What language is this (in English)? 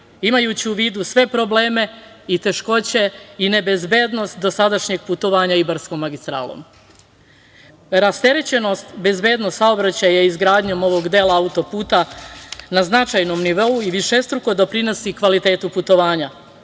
Serbian